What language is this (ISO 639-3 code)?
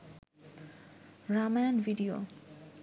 ben